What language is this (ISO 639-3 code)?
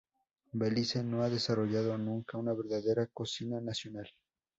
spa